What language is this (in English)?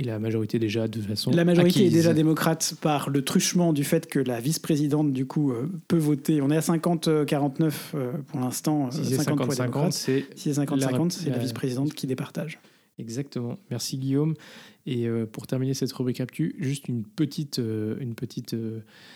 French